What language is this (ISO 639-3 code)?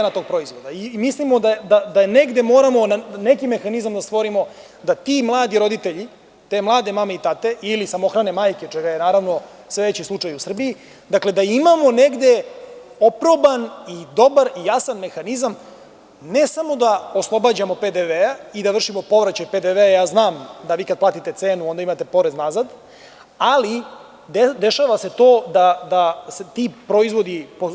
srp